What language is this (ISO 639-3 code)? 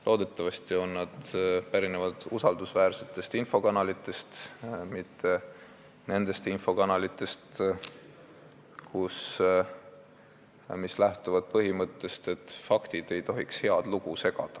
est